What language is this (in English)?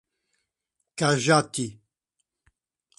Portuguese